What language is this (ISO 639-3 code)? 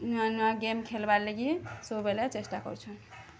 ori